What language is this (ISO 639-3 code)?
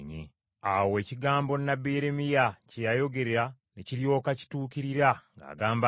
lug